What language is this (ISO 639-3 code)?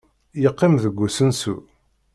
kab